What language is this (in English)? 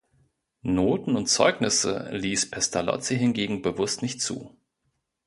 German